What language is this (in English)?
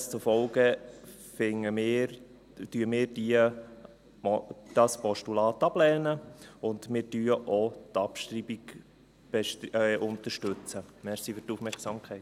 Swiss German